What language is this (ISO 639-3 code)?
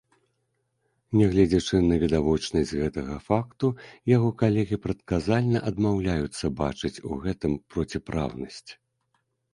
bel